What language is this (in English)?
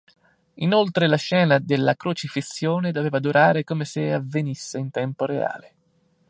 Italian